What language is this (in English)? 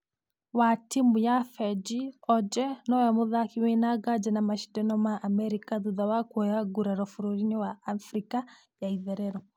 Kikuyu